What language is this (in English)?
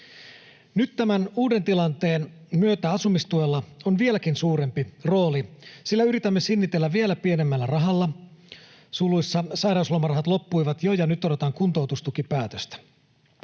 Finnish